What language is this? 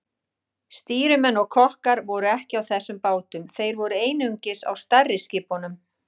Icelandic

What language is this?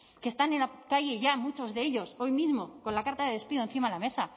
Spanish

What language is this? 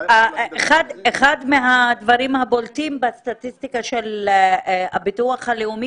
Hebrew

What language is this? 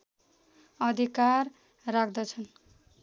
Nepali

